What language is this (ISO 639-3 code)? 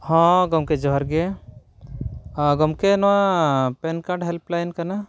sat